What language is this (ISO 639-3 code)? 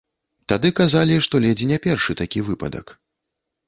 bel